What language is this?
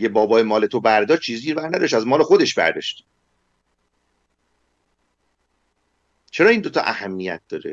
Persian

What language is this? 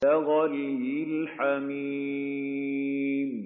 Arabic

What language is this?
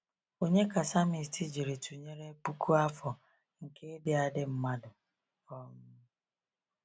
Igbo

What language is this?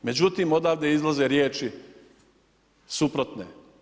Croatian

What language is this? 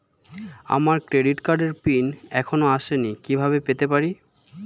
Bangla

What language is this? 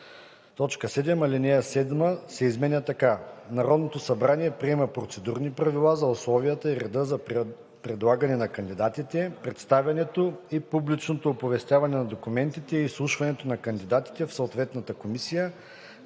Bulgarian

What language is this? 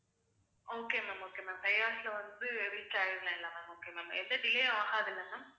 Tamil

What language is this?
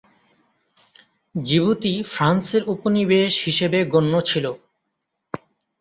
Bangla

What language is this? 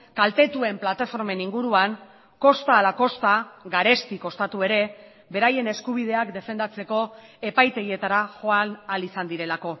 Basque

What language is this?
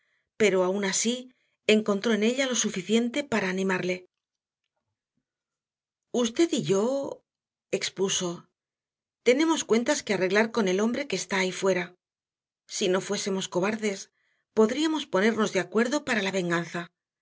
Spanish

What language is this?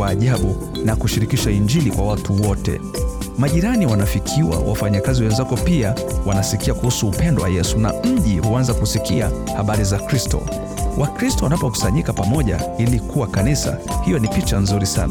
Swahili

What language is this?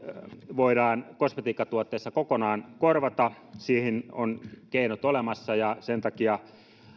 Finnish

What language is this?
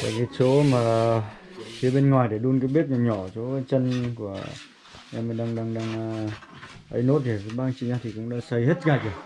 Vietnamese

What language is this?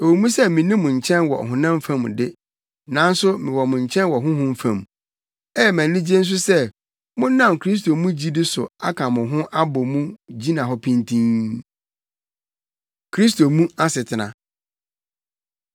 Akan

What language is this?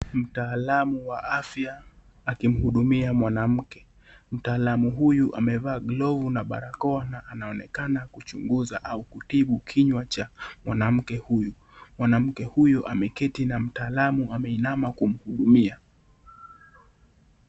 Swahili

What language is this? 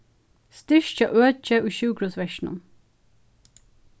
Faroese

